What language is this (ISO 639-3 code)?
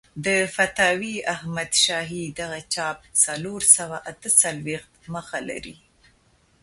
pus